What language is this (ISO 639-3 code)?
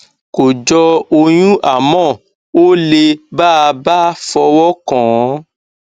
yor